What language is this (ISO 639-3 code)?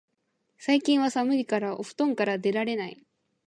jpn